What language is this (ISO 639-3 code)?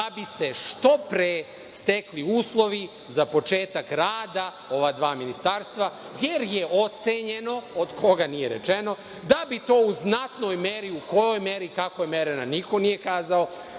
srp